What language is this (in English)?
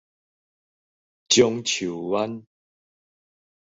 Min Nan Chinese